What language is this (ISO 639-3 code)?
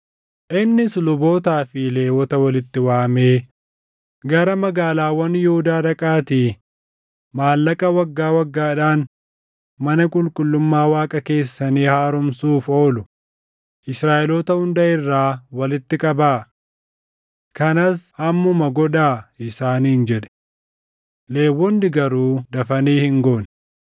orm